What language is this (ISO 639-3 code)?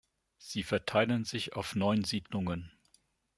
deu